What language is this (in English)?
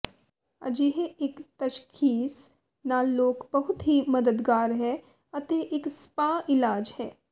Punjabi